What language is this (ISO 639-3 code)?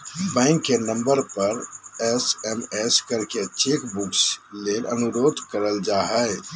mag